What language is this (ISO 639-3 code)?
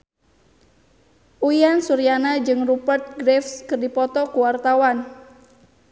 sun